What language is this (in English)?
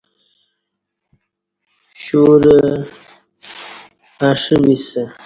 Kati